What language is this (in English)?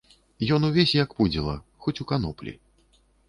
Belarusian